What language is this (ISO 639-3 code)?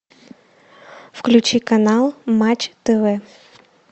rus